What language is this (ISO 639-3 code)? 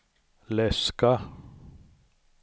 swe